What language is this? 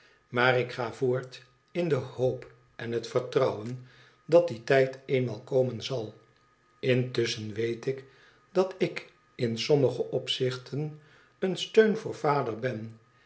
Dutch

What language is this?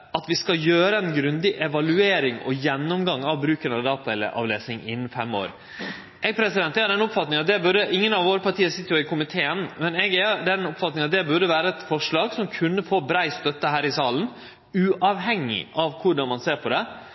Norwegian Nynorsk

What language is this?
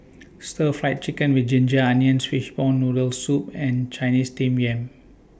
English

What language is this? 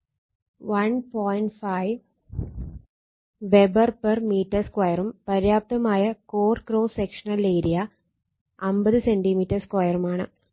Malayalam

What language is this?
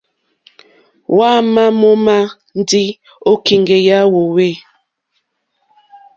Mokpwe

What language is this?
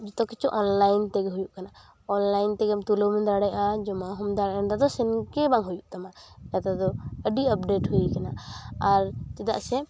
Santali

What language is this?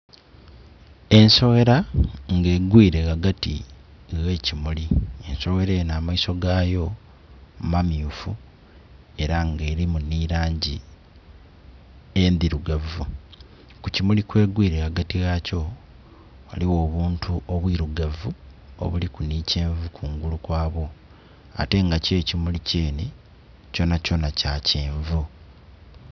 Soga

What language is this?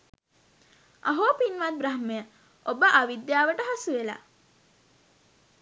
Sinhala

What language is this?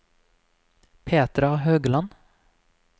Norwegian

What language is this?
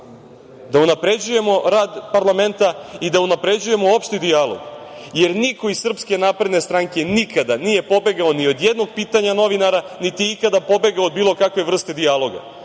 Serbian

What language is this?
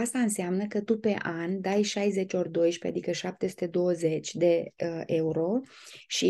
Romanian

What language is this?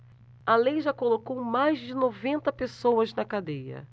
Portuguese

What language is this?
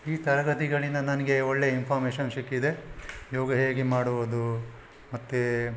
Kannada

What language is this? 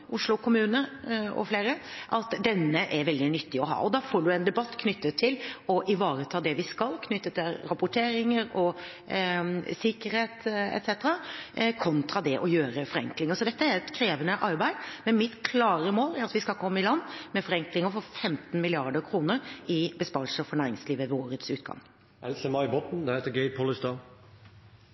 Norwegian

